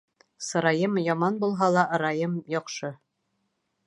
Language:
Bashkir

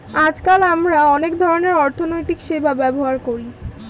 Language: Bangla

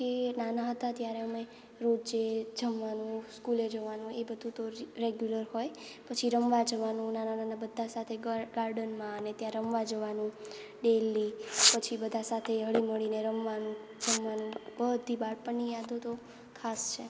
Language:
Gujarati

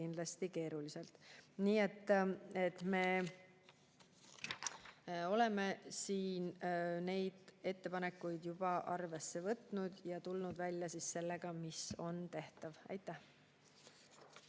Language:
Estonian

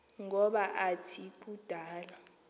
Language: Xhosa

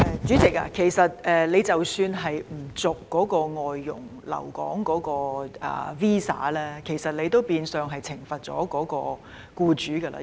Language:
Cantonese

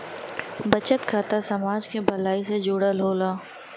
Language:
Bhojpuri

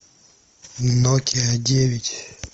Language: Russian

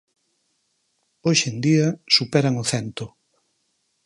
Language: Galician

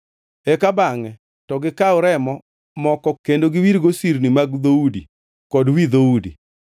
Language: Luo (Kenya and Tanzania)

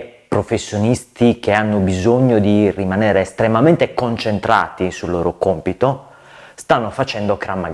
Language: Italian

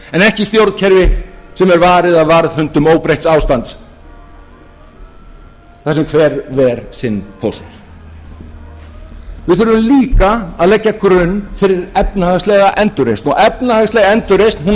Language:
Icelandic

